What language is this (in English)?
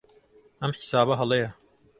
Central Kurdish